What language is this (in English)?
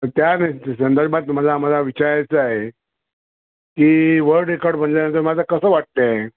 Marathi